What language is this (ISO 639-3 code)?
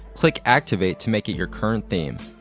eng